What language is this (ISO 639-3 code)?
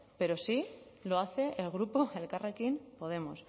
spa